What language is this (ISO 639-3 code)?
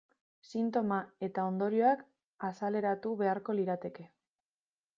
eus